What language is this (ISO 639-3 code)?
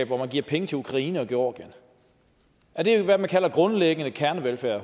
dan